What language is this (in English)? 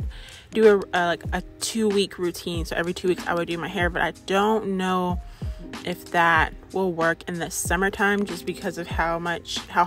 English